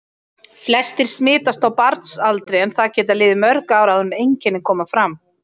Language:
Icelandic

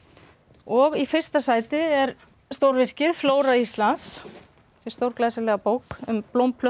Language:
Icelandic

